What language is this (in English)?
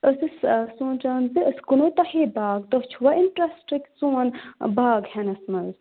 Kashmiri